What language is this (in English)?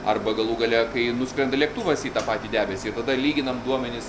Lithuanian